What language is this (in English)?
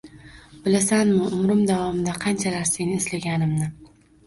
Uzbek